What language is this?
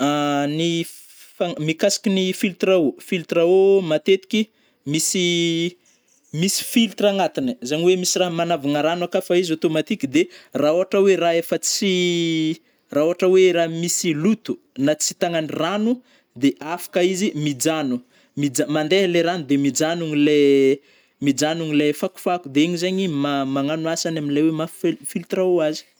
Northern Betsimisaraka Malagasy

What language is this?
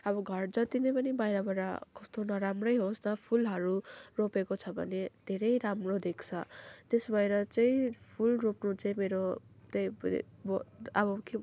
Nepali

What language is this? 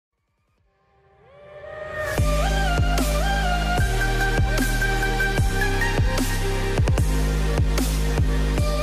Polish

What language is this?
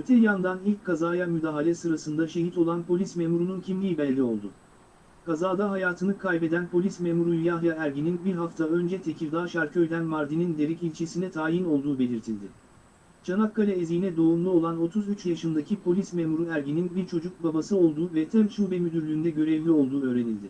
Turkish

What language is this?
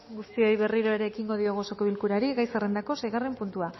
Basque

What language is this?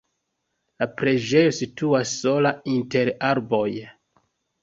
Esperanto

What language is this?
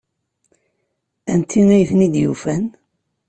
Kabyle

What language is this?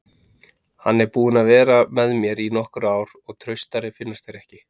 Icelandic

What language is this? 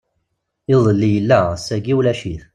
Kabyle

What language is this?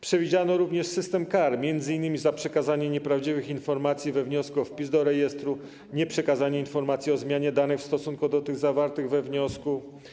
Polish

